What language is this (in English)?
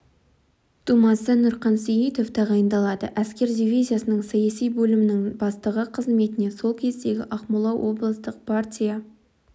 Kazakh